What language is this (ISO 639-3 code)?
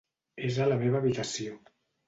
cat